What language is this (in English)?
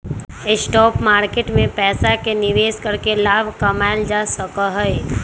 Magahi